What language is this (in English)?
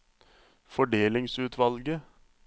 Norwegian